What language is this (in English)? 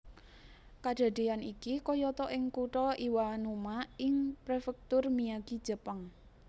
Javanese